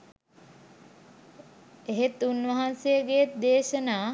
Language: Sinhala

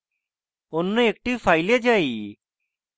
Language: Bangla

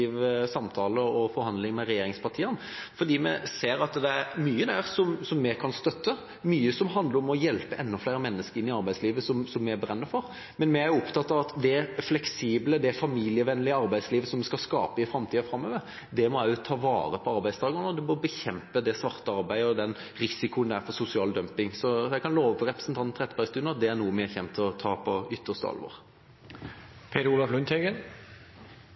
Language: Norwegian Nynorsk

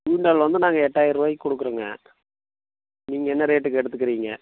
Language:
Tamil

